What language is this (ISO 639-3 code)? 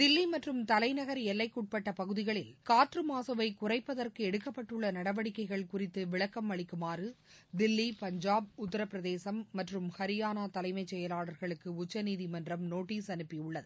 tam